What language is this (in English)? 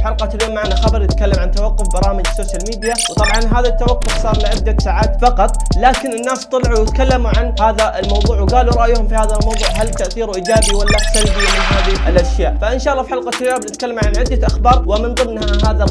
Arabic